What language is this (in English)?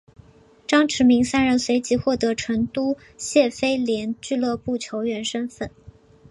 Chinese